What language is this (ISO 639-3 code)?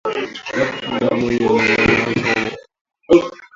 swa